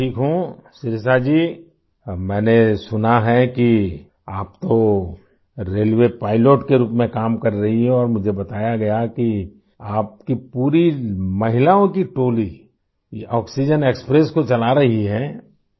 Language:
Urdu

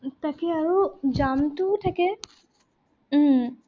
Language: Assamese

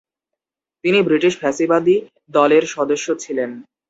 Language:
Bangla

